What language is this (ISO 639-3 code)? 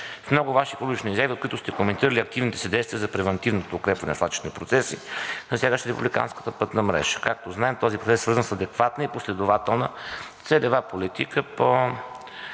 bul